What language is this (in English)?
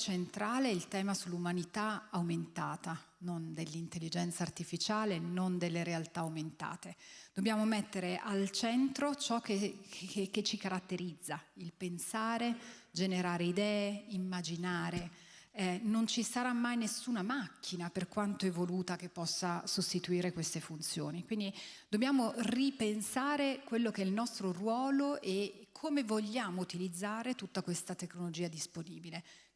Italian